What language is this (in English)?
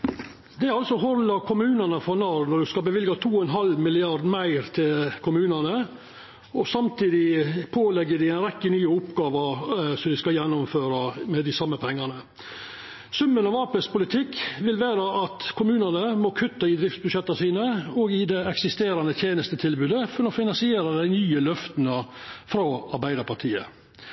Norwegian Nynorsk